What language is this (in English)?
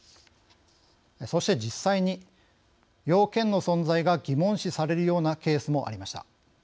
Japanese